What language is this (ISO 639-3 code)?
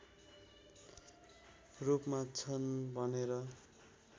nep